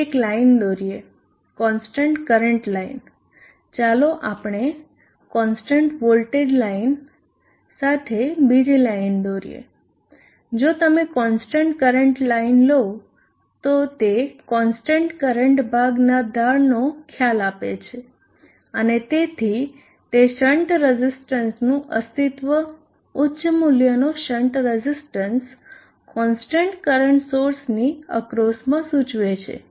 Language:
Gujarati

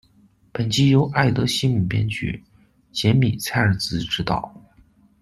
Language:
Chinese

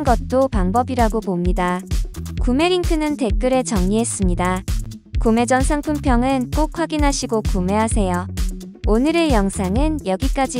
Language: Korean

